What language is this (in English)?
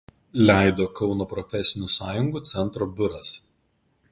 Lithuanian